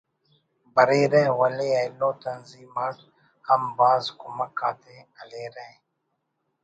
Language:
Brahui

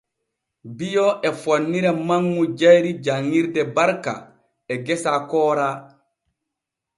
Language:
Borgu Fulfulde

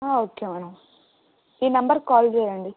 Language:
Telugu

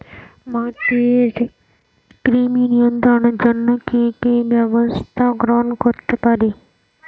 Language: Bangla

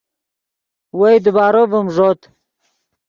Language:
Yidgha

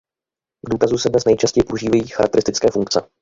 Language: Czech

